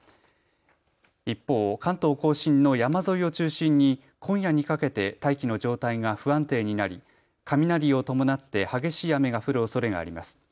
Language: Japanese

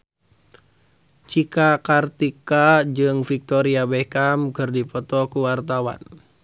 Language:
Sundanese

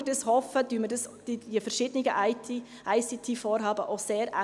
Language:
Swiss German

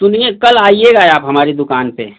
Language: Hindi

